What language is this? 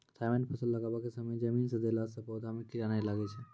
Maithili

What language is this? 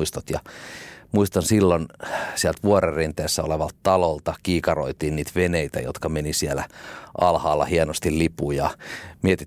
Finnish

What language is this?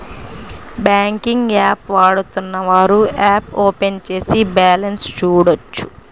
Telugu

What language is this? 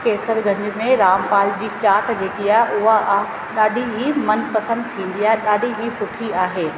Sindhi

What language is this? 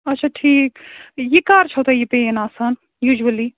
Kashmiri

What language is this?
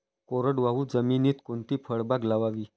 Marathi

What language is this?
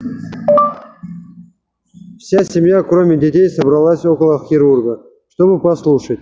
Russian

